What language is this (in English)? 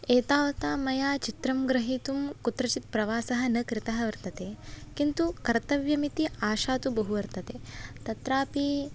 Sanskrit